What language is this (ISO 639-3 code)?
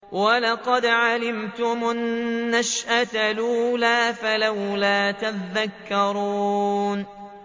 ara